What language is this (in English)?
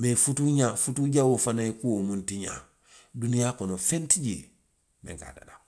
Western Maninkakan